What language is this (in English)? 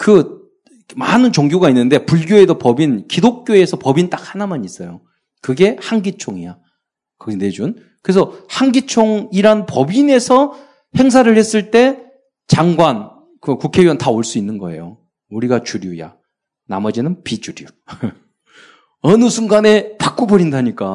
Korean